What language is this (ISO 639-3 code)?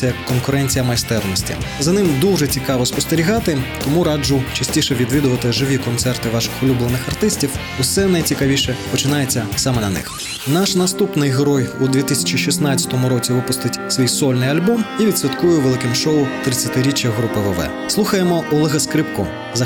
ukr